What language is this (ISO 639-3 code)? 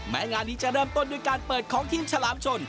tha